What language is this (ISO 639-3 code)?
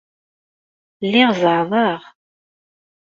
kab